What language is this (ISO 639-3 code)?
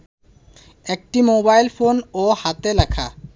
ben